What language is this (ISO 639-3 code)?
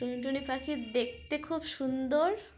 ben